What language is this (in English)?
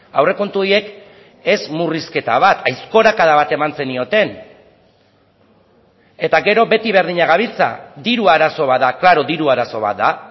Basque